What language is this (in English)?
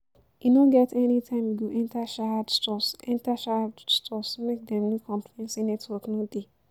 Nigerian Pidgin